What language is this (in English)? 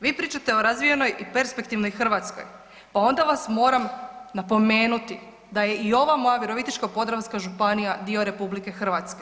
Croatian